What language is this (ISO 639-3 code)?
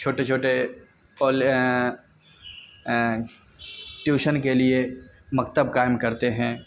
urd